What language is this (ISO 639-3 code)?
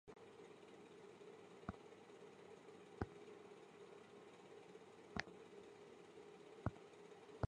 zho